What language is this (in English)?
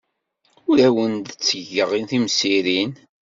Kabyle